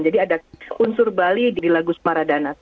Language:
Indonesian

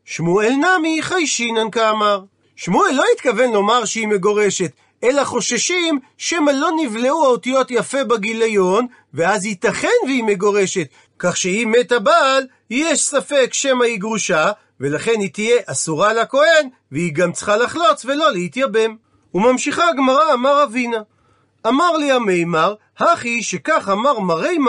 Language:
Hebrew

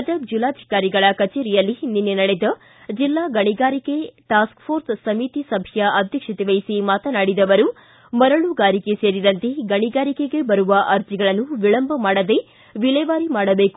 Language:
Kannada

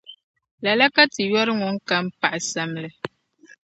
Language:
Dagbani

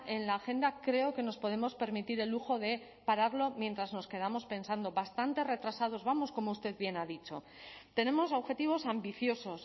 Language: Spanish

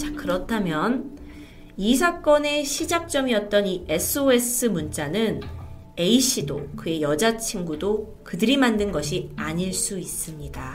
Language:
Korean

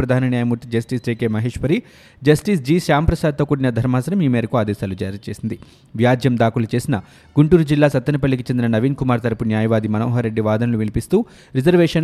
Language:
Telugu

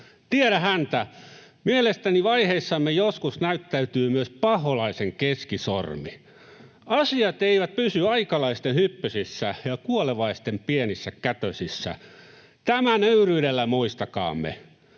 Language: Finnish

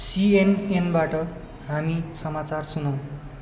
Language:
Nepali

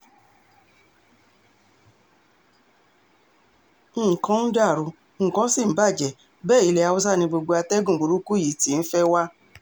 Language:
Yoruba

